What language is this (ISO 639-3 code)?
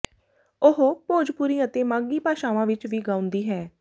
pan